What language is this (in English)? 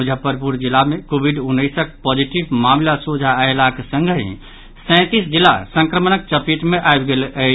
Maithili